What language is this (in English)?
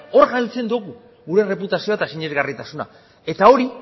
Basque